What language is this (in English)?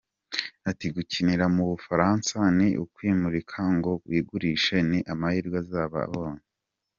Kinyarwanda